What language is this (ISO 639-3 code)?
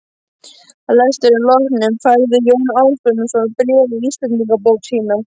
isl